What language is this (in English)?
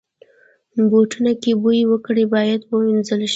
Pashto